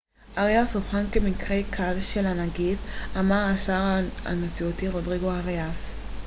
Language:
Hebrew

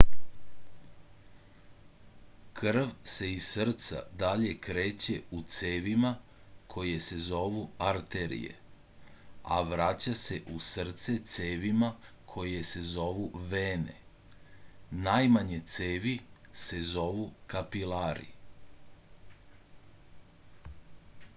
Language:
Serbian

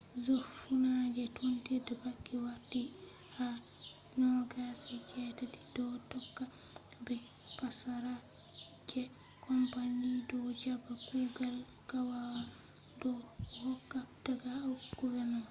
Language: Fula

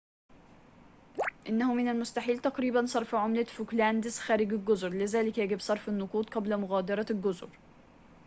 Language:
Arabic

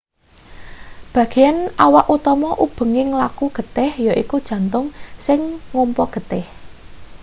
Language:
Javanese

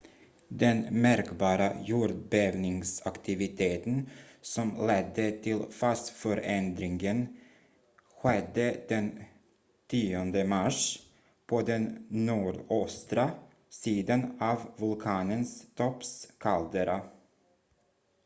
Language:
Swedish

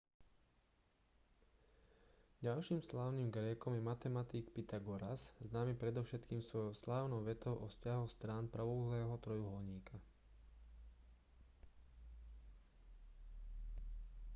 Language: Slovak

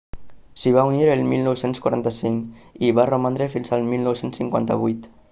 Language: Catalan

